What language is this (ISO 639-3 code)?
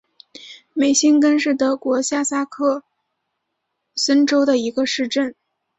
zho